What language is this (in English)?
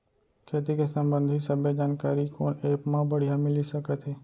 Chhattisgarhi